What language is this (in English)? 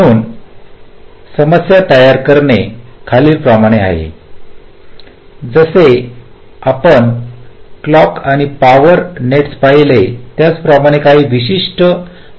Marathi